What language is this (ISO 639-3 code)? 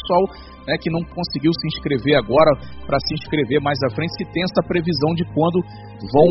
por